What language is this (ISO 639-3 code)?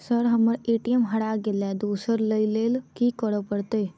mai